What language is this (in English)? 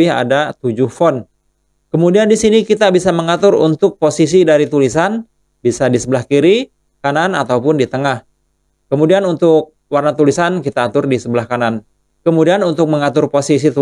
Indonesian